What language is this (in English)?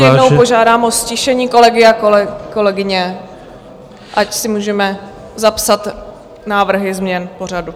Czech